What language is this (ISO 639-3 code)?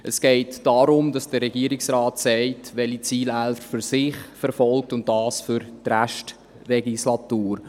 gsw